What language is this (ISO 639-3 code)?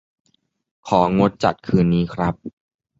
tha